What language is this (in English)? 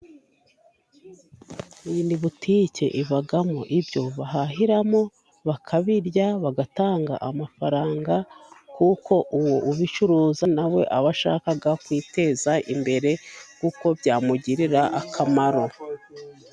Kinyarwanda